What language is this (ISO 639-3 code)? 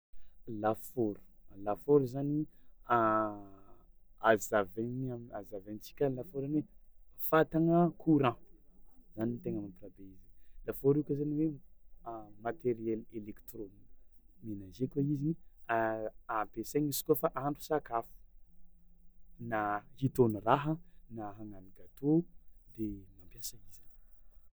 xmw